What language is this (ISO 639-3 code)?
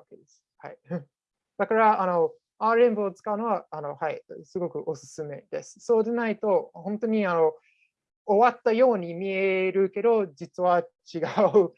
jpn